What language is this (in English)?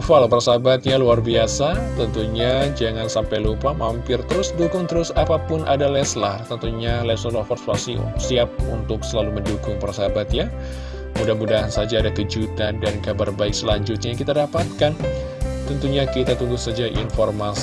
Indonesian